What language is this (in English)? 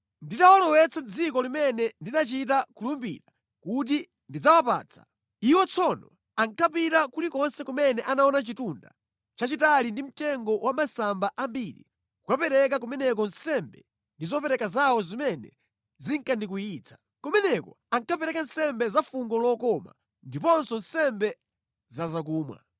Nyanja